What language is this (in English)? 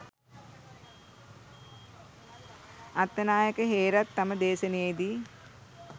Sinhala